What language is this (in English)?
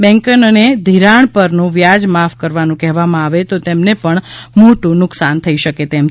Gujarati